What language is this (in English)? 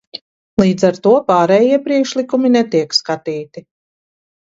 Latvian